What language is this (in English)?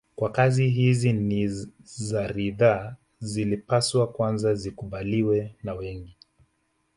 Swahili